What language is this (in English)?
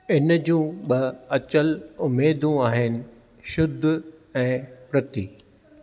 Sindhi